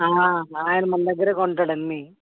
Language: Telugu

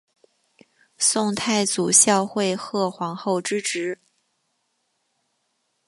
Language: Chinese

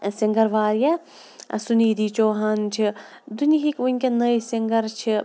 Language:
Kashmiri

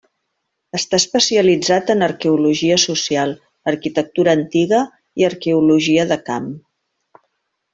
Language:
Catalan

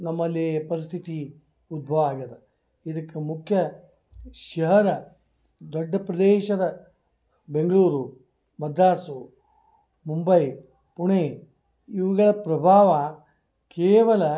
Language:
Kannada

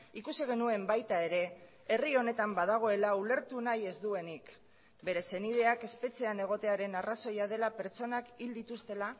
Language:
Basque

